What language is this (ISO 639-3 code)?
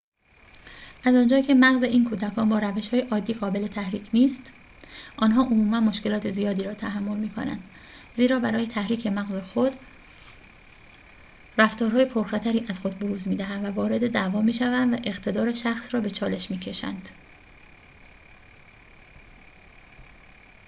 fas